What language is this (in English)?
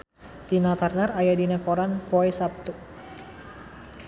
Sundanese